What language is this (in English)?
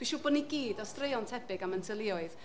Welsh